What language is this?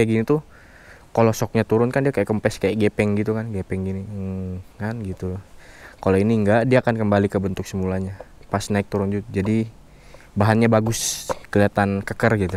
Indonesian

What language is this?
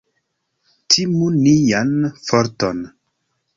Esperanto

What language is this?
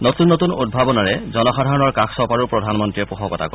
Assamese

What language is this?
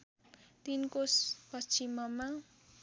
Nepali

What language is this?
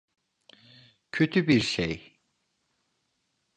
Turkish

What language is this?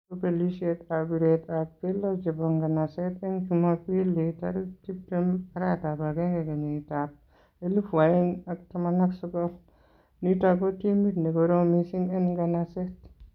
Kalenjin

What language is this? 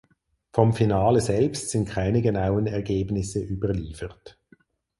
German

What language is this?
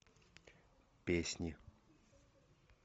Russian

